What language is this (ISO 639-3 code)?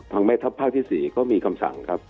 tha